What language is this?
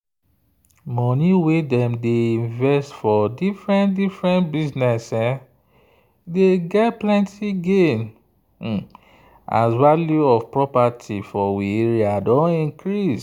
Nigerian Pidgin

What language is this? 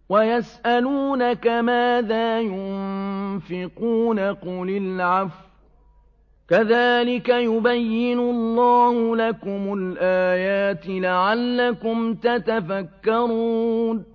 Arabic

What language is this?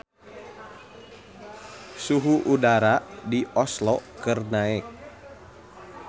Sundanese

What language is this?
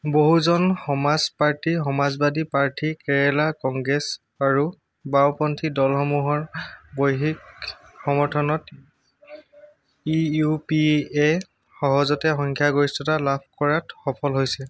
Assamese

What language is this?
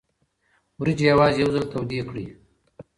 Pashto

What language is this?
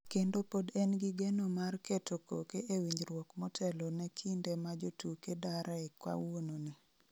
Luo (Kenya and Tanzania)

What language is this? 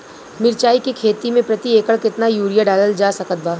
Bhojpuri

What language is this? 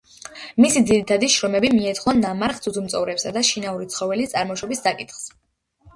Georgian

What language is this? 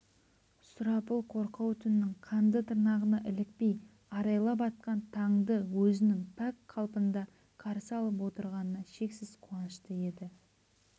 Kazakh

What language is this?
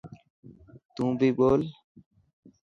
Dhatki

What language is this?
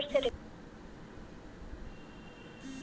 Magahi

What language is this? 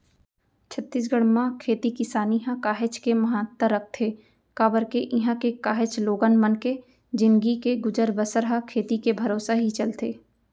Chhattisgarhi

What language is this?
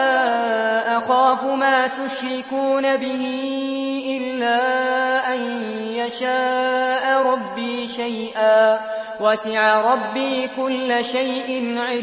Arabic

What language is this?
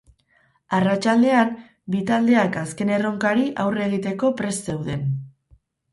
Basque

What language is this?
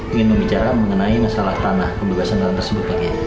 Indonesian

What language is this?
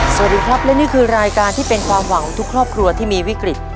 Thai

